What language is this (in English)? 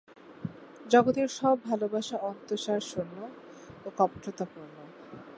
Bangla